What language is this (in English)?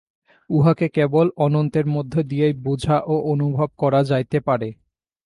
Bangla